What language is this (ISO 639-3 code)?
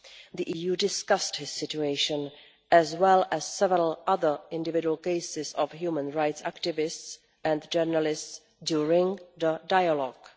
eng